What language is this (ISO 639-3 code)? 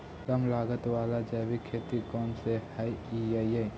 mag